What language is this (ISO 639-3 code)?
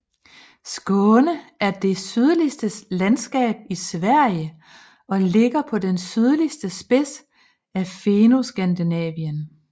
dan